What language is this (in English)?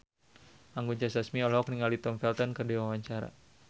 Sundanese